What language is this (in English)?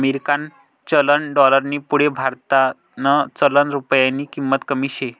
Marathi